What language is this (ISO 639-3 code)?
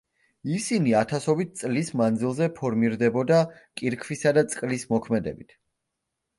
kat